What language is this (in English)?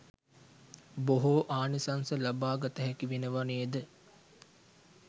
Sinhala